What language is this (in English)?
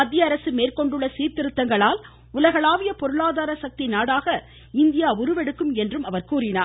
Tamil